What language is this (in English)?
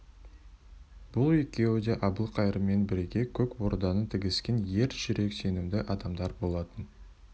Kazakh